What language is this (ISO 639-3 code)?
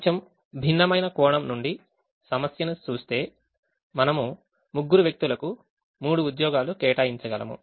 tel